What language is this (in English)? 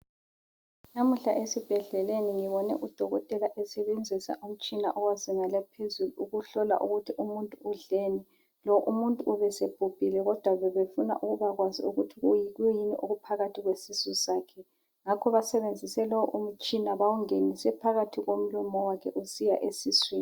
North Ndebele